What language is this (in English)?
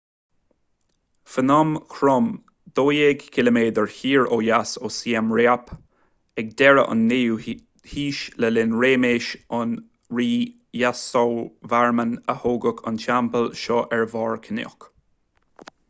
Irish